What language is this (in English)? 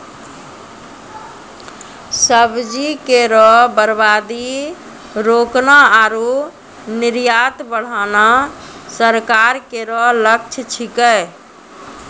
Maithili